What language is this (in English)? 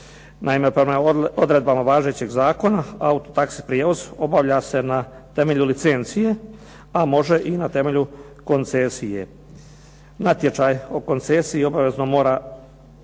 Croatian